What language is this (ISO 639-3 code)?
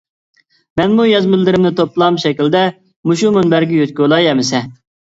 uig